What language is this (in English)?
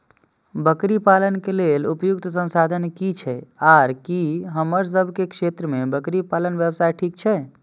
Maithili